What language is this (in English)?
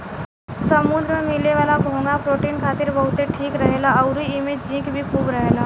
Bhojpuri